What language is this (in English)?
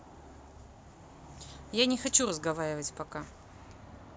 Russian